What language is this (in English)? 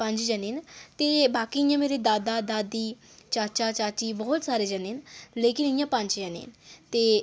Dogri